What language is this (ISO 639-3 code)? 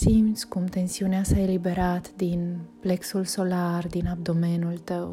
ron